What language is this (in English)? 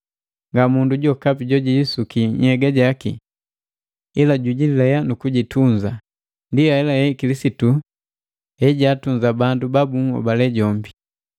Matengo